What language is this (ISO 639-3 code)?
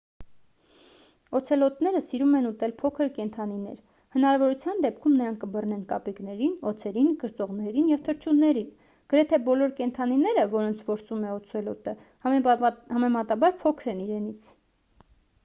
hye